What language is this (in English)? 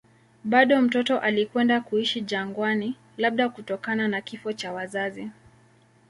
Swahili